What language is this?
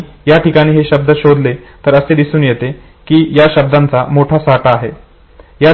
Marathi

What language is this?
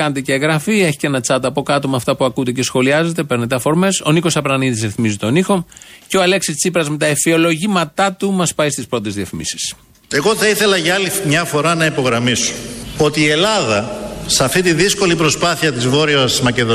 Greek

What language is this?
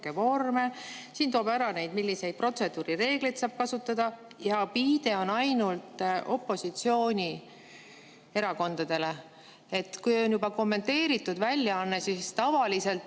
Estonian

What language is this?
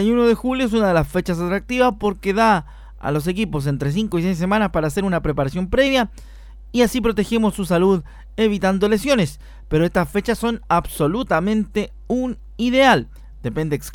Spanish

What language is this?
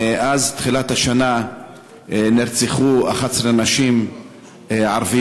Hebrew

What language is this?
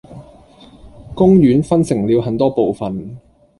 Cantonese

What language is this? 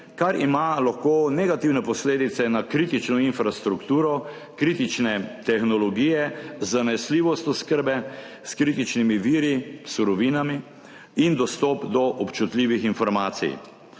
Slovenian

